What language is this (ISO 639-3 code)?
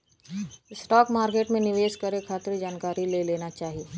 bho